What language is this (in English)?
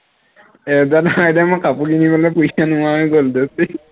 Assamese